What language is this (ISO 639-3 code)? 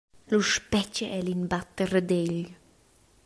roh